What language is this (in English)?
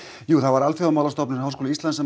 Icelandic